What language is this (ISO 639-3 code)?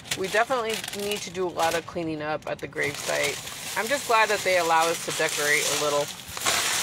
eng